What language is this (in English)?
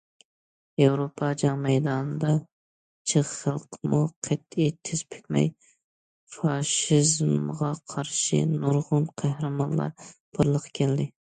Uyghur